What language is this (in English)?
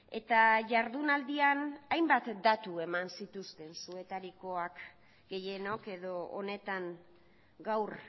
Basque